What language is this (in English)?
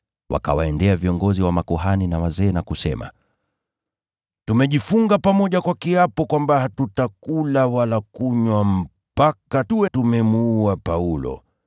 Swahili